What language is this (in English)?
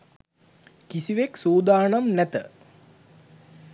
Sinhala